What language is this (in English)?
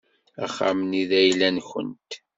Kabyle